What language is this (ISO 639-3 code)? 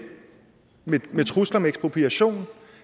dan